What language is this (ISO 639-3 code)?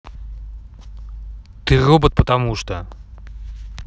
rus